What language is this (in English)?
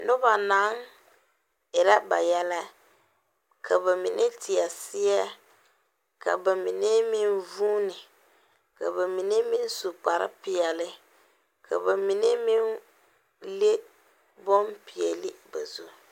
Southern Dagaare